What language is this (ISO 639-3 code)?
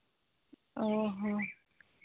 sat